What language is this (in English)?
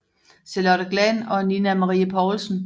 Danish